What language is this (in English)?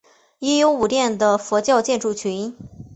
Chinese